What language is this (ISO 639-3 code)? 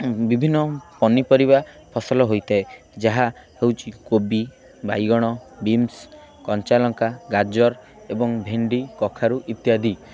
ori